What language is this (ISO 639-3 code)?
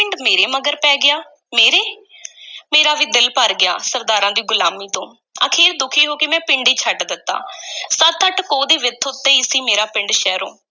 pan